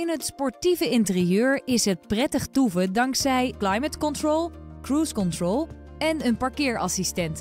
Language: Dutch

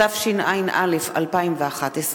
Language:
Hebrew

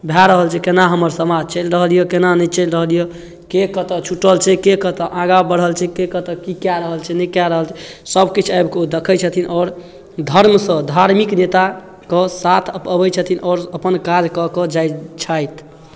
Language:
Maithili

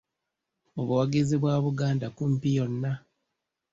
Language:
Ganda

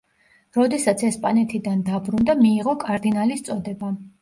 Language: Georgian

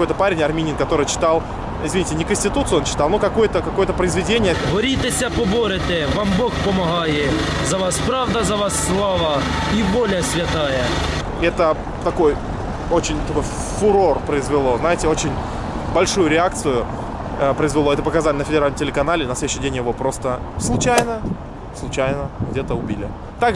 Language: Russian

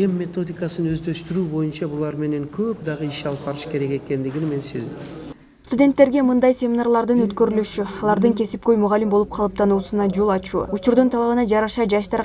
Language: Turkish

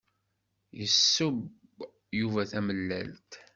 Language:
Kabyle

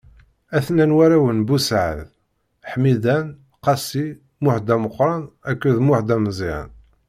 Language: Kabyle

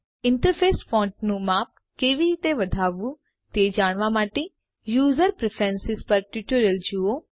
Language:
Gujarati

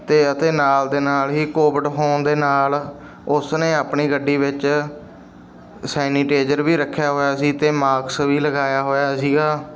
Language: Punjabi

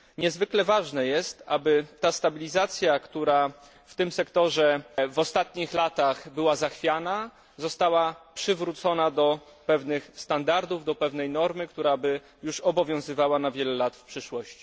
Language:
Polish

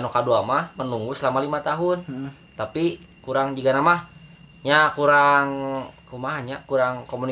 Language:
Indonesian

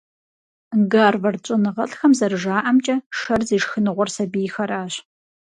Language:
Kabardian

